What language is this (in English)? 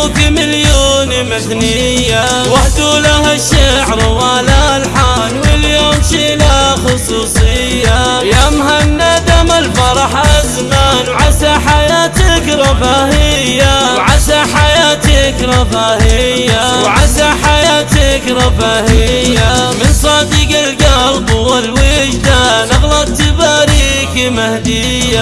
Arabic